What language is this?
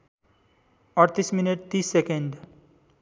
Nepali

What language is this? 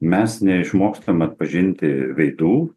Lithuanian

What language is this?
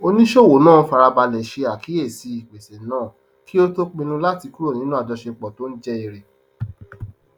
Yoruba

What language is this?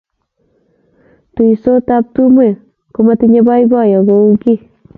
Kalenjin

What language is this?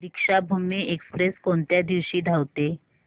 Marathi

